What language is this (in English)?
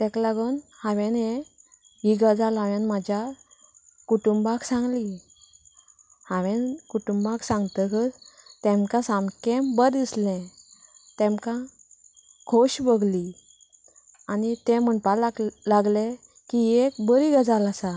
Konkani